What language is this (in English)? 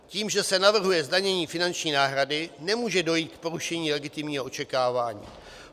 Czech